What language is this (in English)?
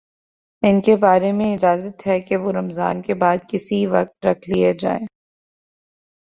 Urdu